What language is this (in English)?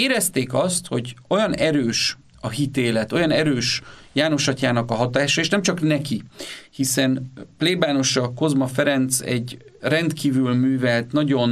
Hungarian